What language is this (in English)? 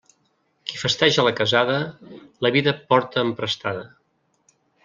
Catalan